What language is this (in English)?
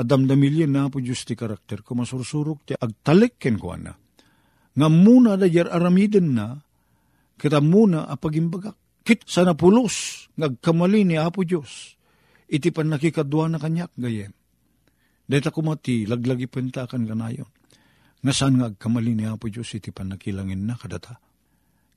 Filipino